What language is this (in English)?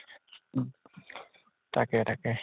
Assamese